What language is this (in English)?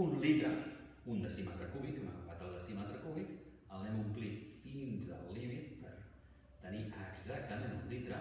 Catalan